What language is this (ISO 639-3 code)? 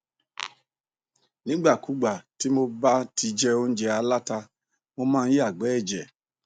yor